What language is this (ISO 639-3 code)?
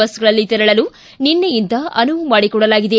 kan